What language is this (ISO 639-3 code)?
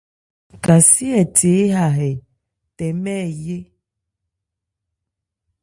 ebr